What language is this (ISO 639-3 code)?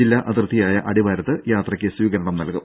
mal